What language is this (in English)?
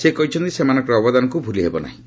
Odia